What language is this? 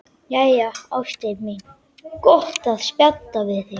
Icelandic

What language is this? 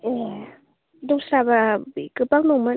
Bodo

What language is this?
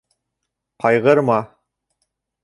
Bashkir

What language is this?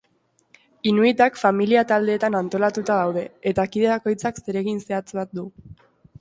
Basque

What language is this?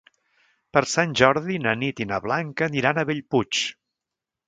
Catalan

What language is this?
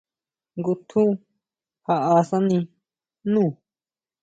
Huautla Mazatec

